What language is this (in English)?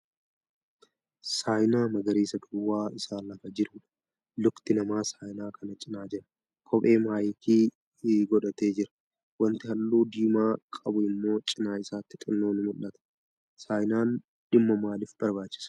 Oromo